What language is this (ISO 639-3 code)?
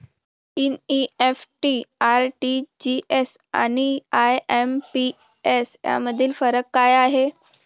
mar